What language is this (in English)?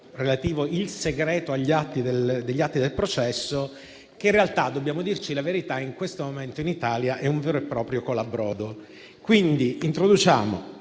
Italian